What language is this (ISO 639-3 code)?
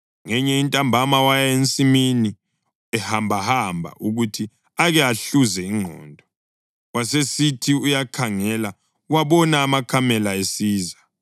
nde